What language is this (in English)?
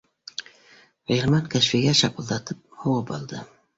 Bashkir